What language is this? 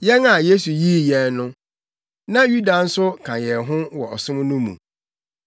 Akan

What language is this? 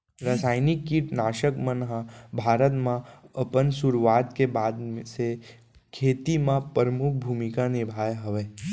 Chhattisgarhi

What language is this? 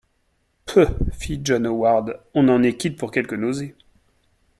French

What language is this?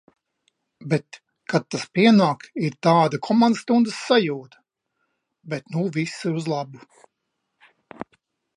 Latvian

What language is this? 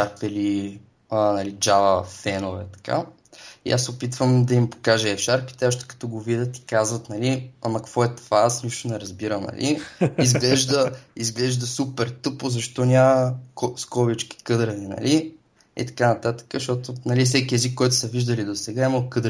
Bulgarian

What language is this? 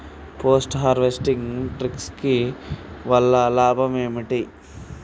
Telugu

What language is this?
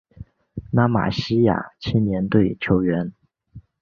Chinese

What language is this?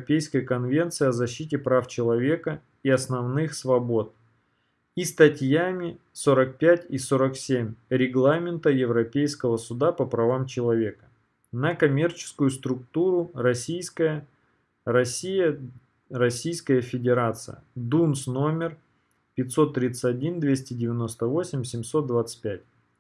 Russian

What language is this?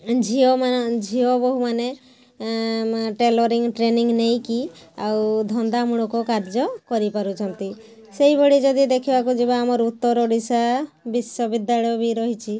Odia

